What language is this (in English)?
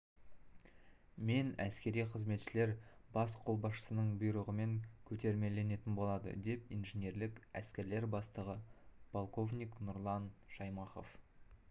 Kazakh